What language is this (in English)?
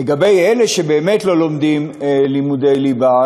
Hebrew